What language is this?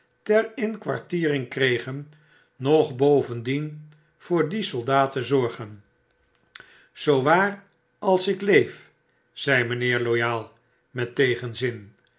Dutch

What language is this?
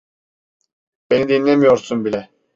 Turkish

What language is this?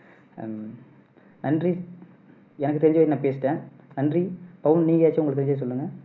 Tamil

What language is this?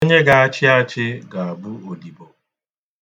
Igbo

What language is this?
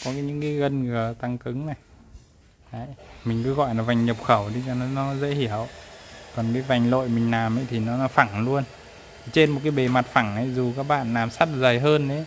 Vietnamese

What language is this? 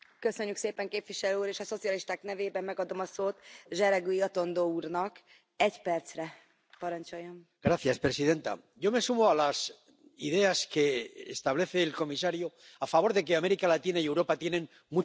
Spanish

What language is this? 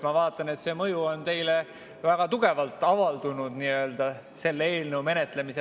Estonian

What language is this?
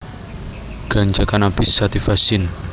Javanese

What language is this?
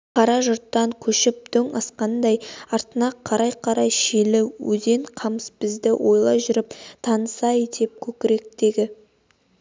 Kazakh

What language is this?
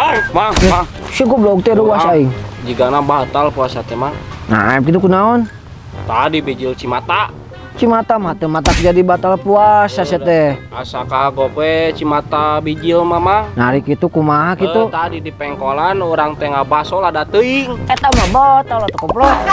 Indonesian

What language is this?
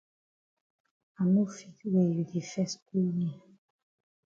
Cameroon Pidgin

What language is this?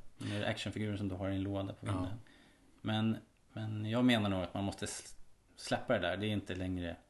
Swedish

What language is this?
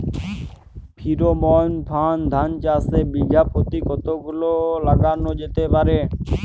Bangla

